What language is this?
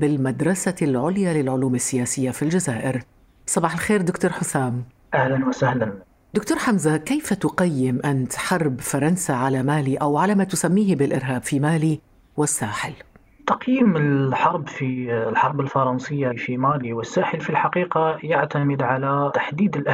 Arabic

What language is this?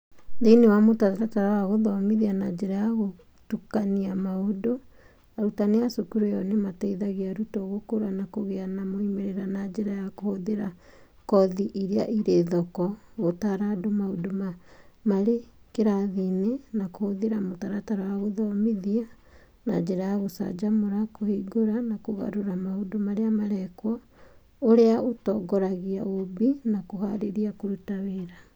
Kikuyu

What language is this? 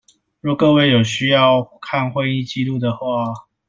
Chinese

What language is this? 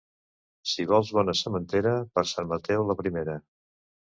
Catalan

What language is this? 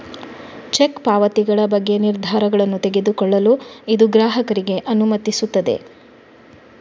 Kannada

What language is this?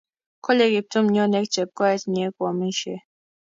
Kalenjin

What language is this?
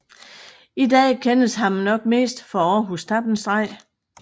Danish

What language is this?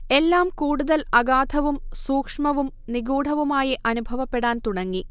Malayalam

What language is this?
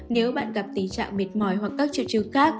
Vietnamese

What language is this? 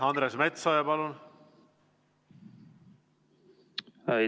Estonian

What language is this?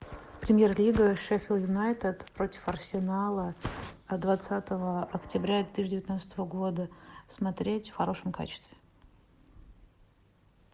Russian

